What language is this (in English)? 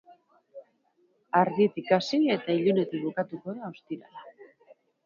Basque